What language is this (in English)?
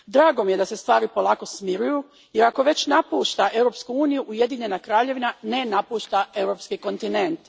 Croatian